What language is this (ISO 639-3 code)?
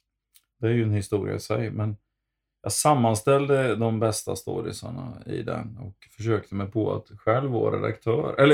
swe